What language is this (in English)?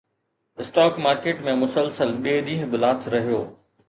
Sindhi